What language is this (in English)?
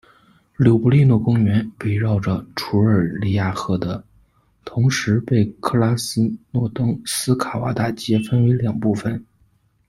Chinese